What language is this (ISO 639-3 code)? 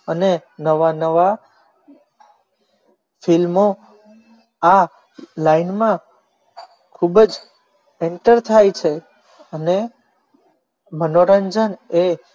guj